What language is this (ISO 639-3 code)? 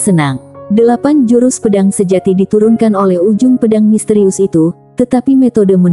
ind